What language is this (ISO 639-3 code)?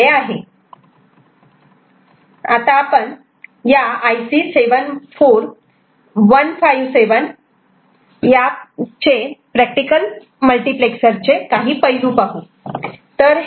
mar